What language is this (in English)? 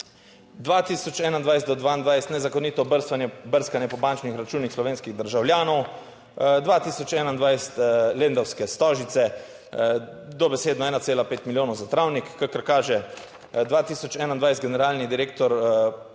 Slovenian